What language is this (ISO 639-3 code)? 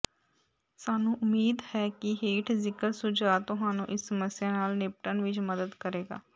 pan